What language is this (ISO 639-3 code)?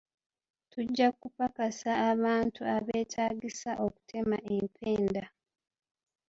lug